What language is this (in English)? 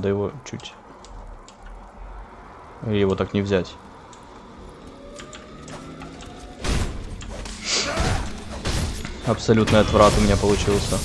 Russian